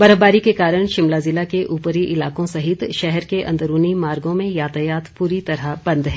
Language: Hindi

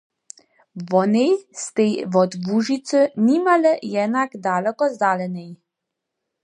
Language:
Upper Sorbian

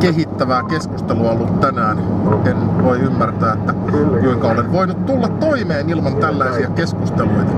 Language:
Finnish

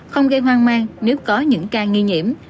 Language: Vietnamese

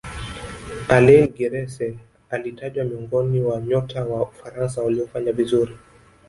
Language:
Swahili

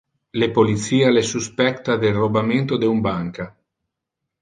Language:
Interlingua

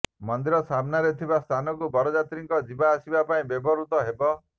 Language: Odia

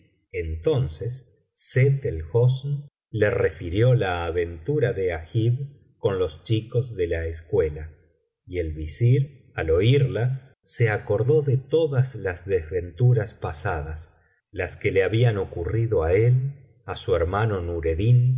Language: Spanish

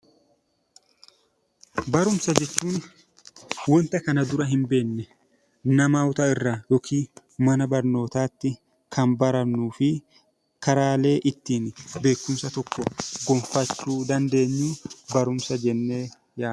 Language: Oromo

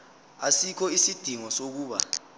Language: Zulu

